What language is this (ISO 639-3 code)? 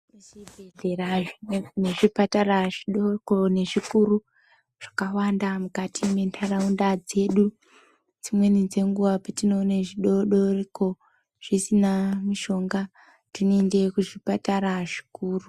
ndc